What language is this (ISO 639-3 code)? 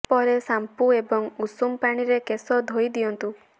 ori